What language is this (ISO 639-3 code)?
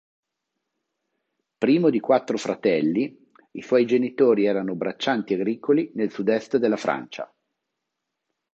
ita